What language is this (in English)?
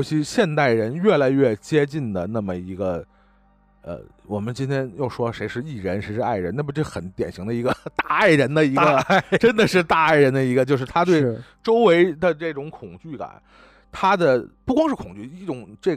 Chinese